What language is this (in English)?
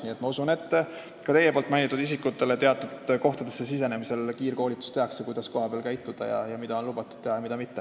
Estonian